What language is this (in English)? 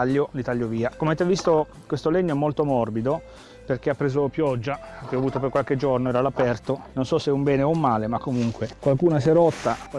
Italian